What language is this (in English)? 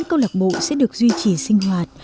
Vietnamese